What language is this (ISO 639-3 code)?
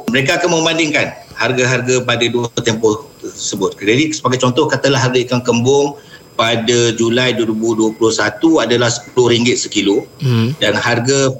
msa